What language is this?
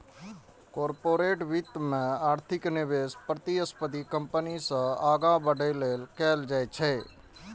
Maithili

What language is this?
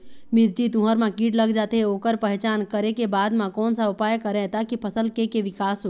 Chhattisgarhi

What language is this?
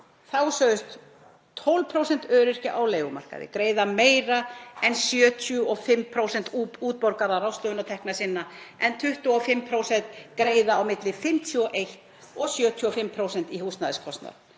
Icelandic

